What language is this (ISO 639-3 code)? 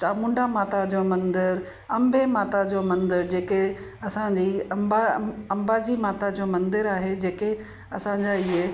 snd